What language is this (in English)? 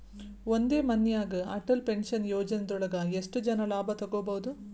Kannada